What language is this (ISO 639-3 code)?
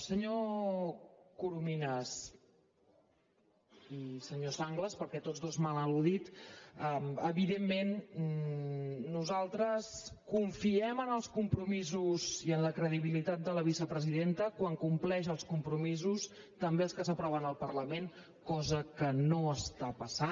cat